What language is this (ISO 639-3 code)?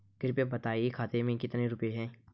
hin